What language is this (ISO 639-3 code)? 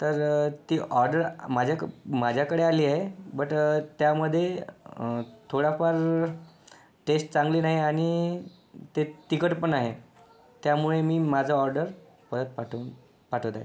mar